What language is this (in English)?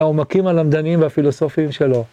Hebrew